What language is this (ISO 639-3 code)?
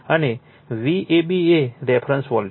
guj